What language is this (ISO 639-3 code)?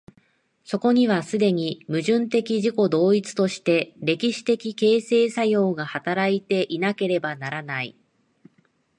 jpn